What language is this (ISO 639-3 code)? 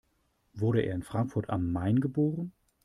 deu